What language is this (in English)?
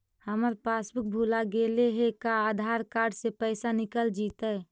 Magahi